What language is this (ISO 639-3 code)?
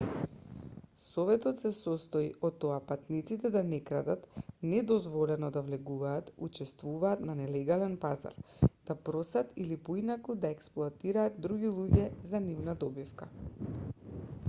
mkd